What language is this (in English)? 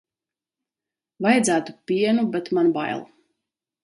Latvian